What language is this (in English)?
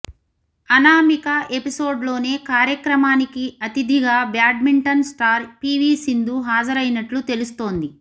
Telugu